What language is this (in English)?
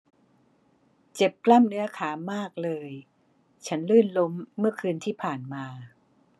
Thai